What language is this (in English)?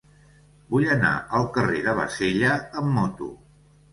Catalan